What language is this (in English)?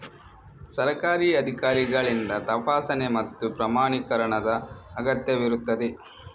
Kannada